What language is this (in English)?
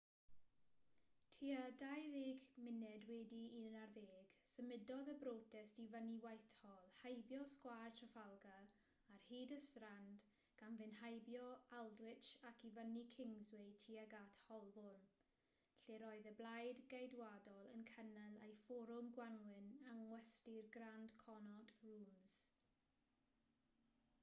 Welsh